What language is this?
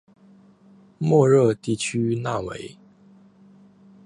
Chinese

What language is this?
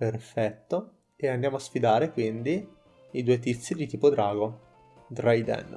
Italian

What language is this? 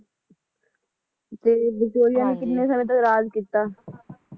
Punjabi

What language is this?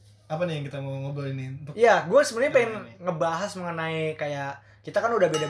Indonesian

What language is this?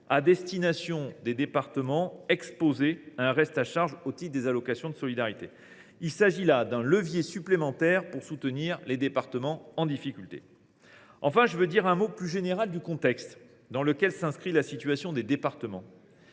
French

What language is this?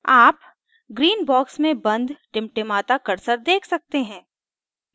Hindi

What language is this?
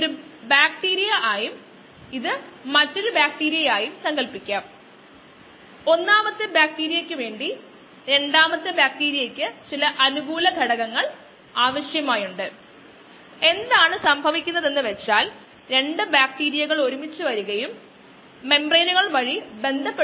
Malayalam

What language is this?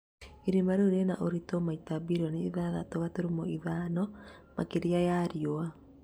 Kikuyu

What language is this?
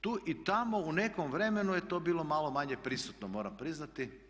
Croatian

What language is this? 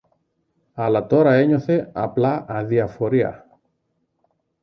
Greek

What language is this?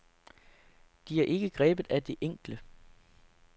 Danish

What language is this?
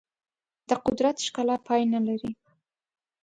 Pashto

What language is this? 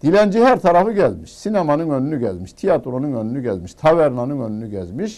Turkish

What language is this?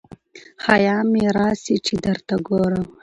Pashto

